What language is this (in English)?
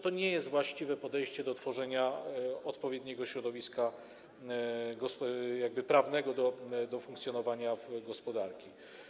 Polish